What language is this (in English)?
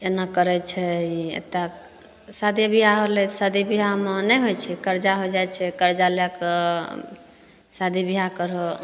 Maithili